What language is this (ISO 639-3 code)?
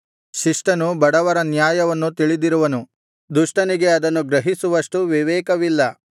kan